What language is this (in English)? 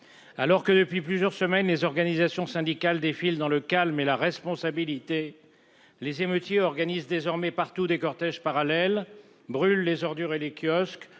French